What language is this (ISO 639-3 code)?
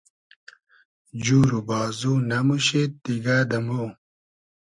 haz